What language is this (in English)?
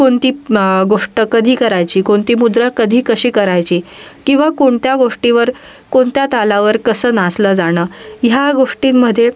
Marathi